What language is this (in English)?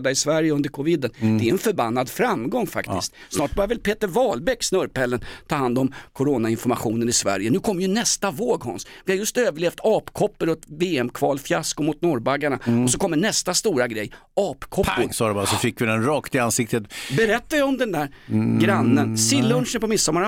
Swedish